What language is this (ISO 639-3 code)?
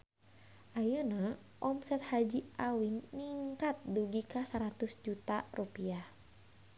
sun